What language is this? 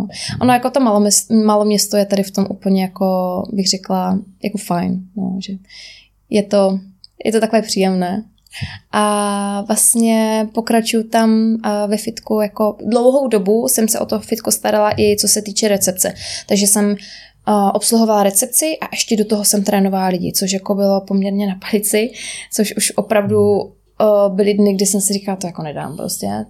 Czech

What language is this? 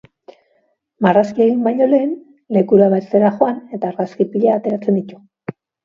Basque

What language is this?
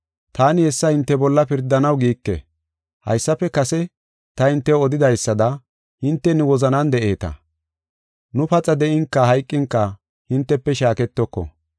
Gofa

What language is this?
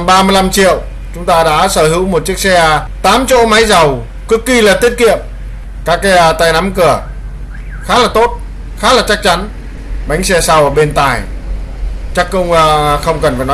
Vietnamese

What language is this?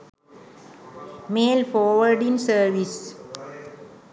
Sinhala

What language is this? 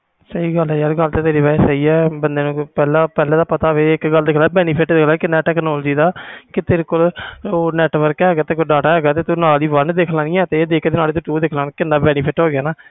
Punjabi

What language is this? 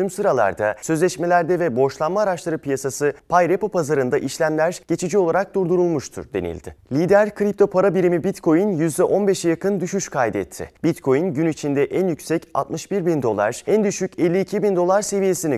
Turkish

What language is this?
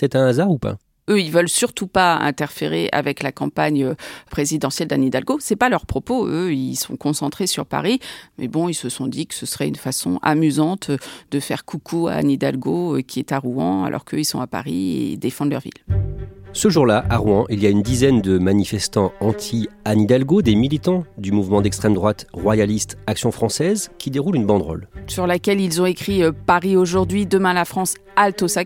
French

